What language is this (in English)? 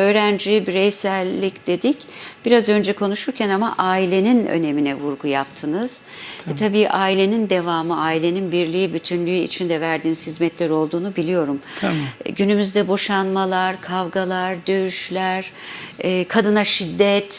Turkish